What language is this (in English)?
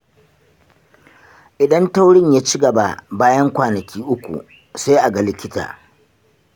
Hausa